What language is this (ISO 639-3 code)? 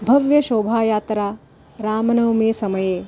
san